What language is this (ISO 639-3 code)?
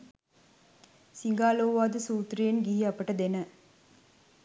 sin